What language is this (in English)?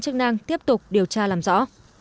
Vietnamese